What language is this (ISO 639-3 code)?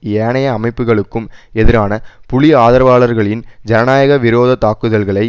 tam